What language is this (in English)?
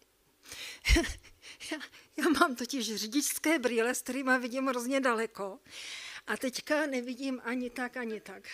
Czech